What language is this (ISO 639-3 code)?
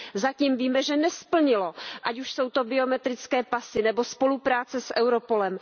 ces